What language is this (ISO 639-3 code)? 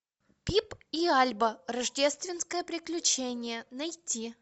rus